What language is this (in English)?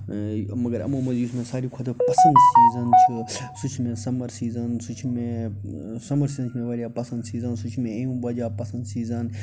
Kashmiri